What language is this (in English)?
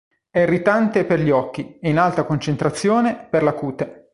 Italian